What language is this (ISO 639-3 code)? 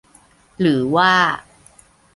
tha